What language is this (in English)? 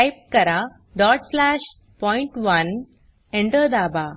Marathi